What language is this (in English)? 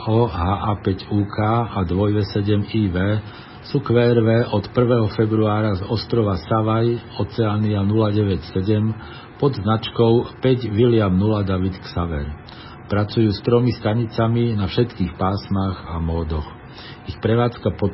Slovak